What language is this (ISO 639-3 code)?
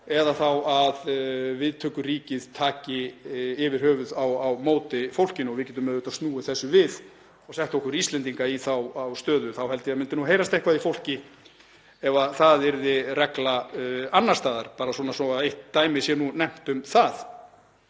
isl